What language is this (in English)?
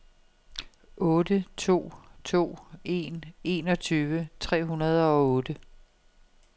Danish